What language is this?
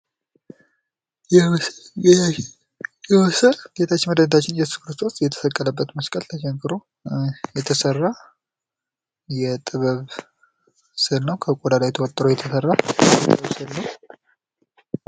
Amharic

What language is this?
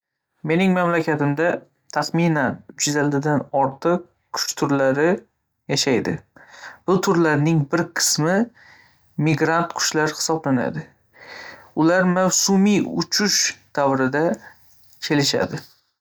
Uzbek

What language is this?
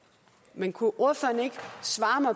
Danish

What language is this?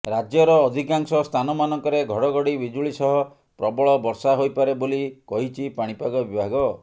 Odia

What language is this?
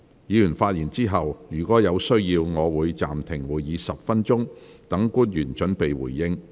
Cantonese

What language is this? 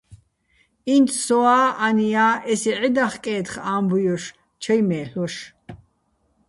Bats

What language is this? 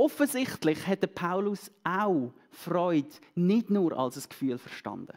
German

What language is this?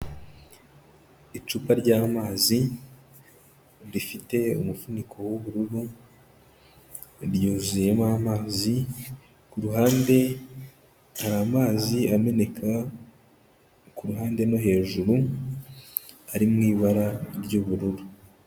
Kinyarwanda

